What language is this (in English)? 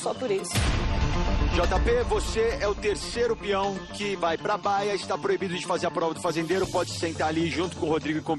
Portuguese